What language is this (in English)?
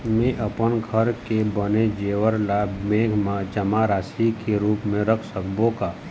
Chhattisgarhi